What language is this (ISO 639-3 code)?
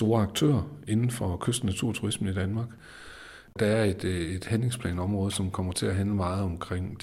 dan